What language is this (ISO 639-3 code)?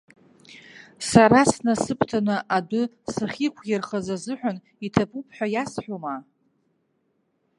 abk